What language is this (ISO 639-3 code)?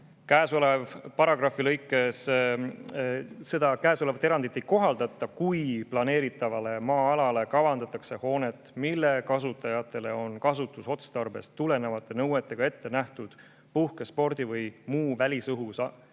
est